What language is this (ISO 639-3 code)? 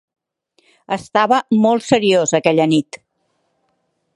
cat